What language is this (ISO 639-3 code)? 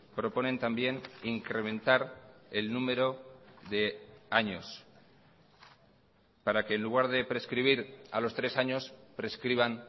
spa